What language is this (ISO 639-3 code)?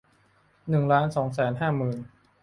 tha